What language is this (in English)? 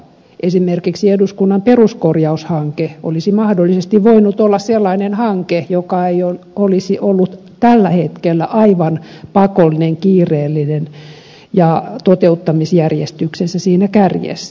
Finnish